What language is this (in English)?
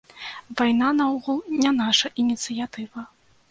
Belarusian